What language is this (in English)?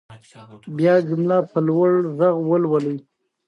Pashto